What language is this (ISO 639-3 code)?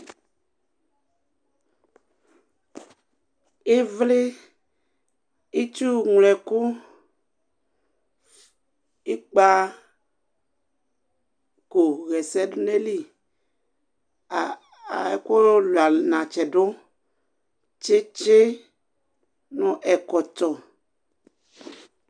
kpo